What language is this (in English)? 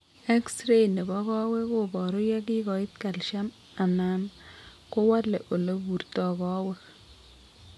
Kalenjin